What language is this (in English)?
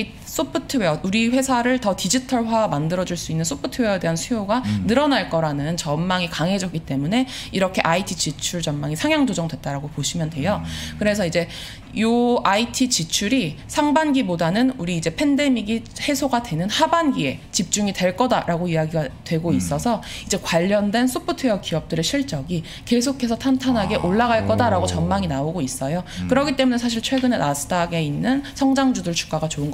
Korean